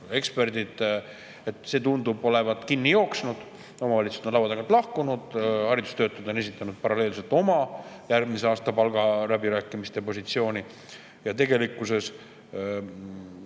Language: Estonian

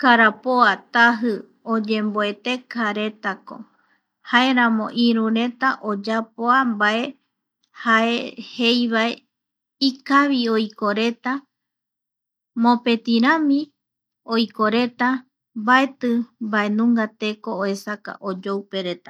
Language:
Eastern Bolivian Guaraní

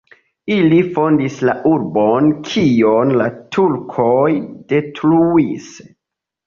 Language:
Esperanto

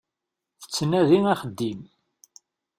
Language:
Kabyle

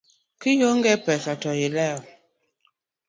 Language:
Luo (Kenya and Tanzania)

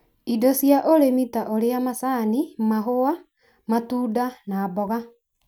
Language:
Kikuyu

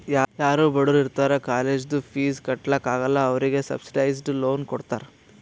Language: Kannada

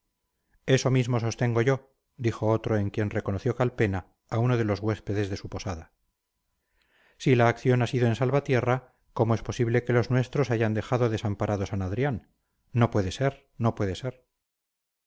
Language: Spanish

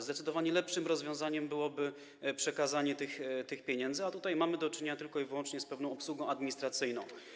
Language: Polish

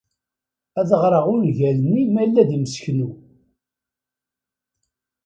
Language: Kabyle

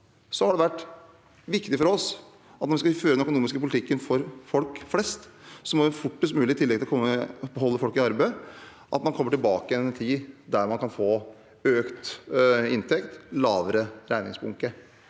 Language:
Norwegian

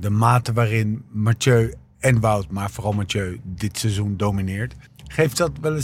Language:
Dutch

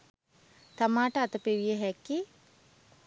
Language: Sinhala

